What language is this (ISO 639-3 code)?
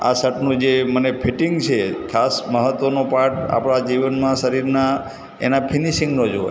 guj